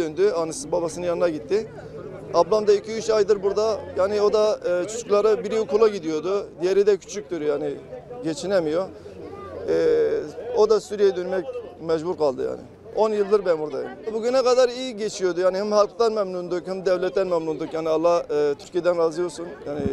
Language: Turkish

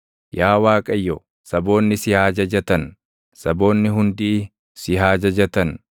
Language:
Oromo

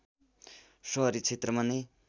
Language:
Nepali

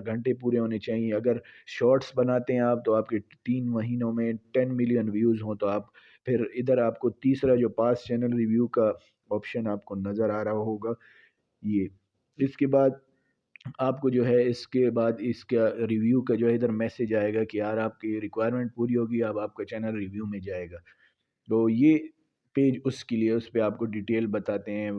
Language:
Urdu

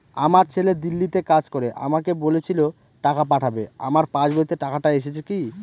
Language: Bangla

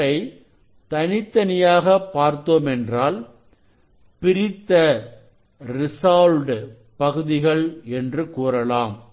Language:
Tamil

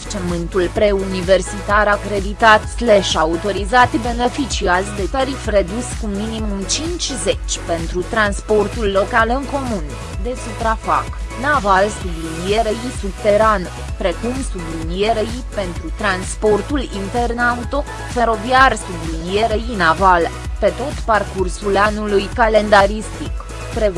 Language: Romanian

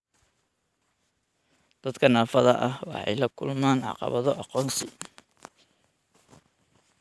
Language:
Somali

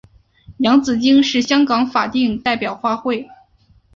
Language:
Chinese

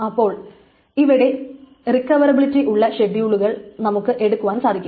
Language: Malayalam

